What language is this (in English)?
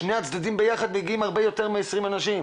Hebrew